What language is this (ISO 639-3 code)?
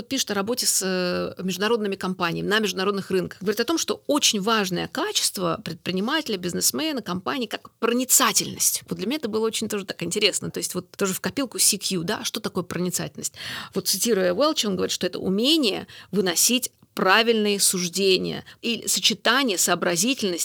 rus